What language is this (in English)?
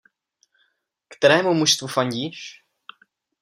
Czech